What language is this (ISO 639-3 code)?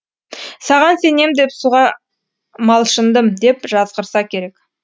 kaz